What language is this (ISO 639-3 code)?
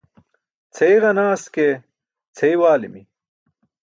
bsk